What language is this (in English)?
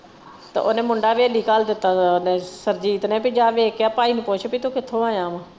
Punjabi